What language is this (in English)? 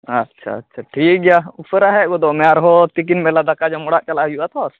Santali